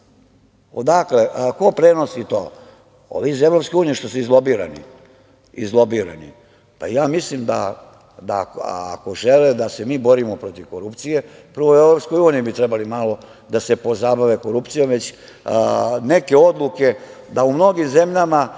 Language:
Serbian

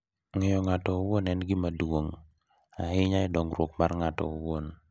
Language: Luo (Kenya and Tanzania)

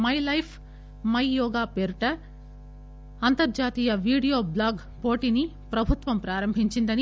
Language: Telugu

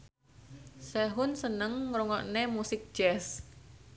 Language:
Javanese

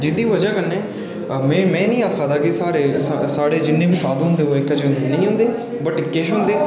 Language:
Dogri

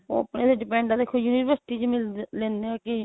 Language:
Punjabi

